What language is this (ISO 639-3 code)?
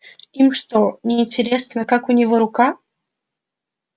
rus